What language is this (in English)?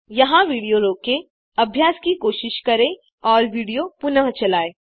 Hindi